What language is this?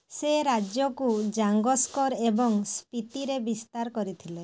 Odia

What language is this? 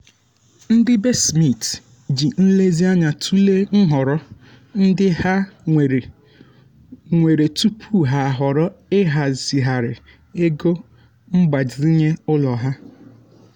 Igbo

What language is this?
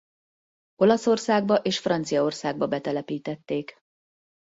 Hungarian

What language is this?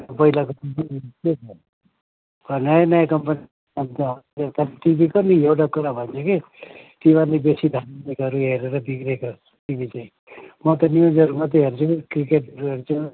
Nepali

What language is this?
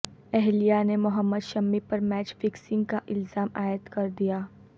Urdu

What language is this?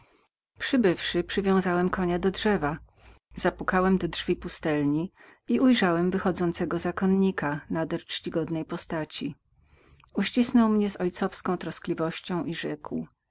Polish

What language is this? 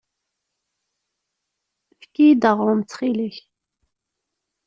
Kabyle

